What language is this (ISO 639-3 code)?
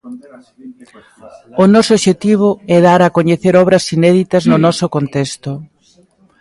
glg